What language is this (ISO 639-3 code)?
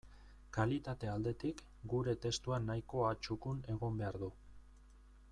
eus